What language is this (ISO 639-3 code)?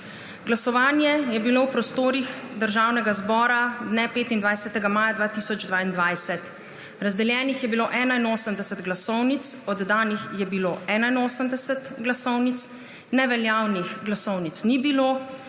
slv